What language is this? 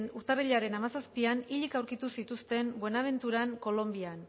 Basque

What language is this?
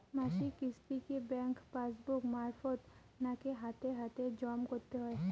Bangla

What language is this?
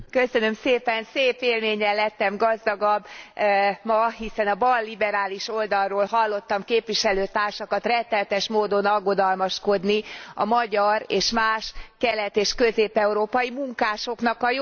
Hungarian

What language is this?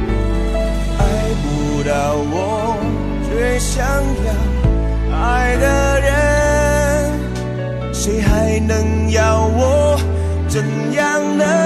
Chinese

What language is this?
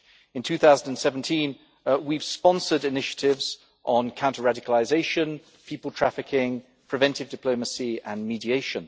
English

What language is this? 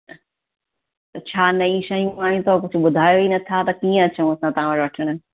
Sindhi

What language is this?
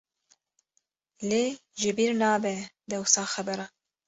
Kurdish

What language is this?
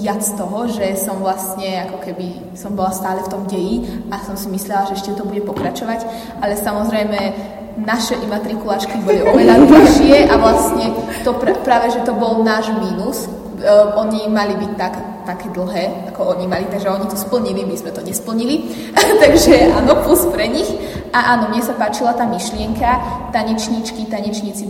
Slovak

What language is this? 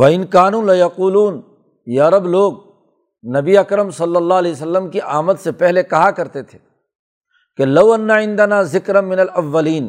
Urdu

